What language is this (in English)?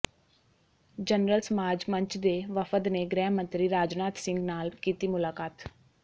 Punjabi